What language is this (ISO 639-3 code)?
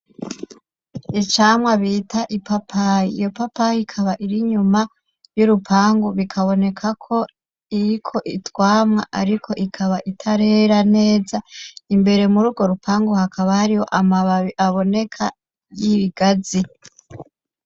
run